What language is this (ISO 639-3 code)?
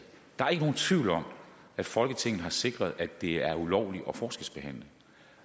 dan